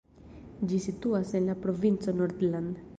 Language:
Esperanto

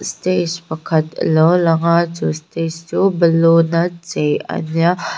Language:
Mizo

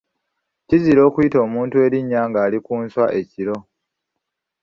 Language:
Ganda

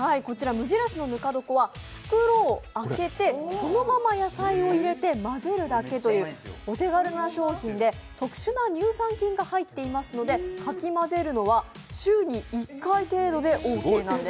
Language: Japanese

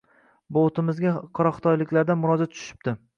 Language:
Uzbek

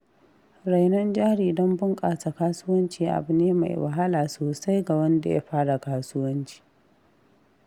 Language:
Hausa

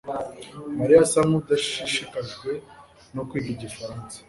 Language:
Kinyarwanda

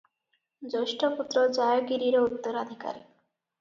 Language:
Odia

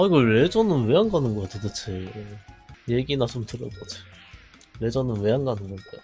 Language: Korean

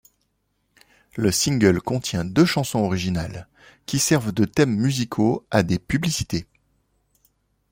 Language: French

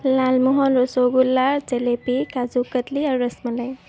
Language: Assamese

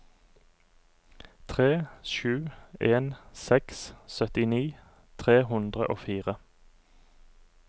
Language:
Norwegian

